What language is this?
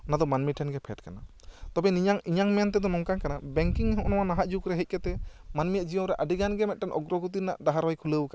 Santali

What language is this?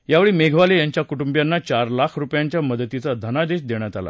Marathi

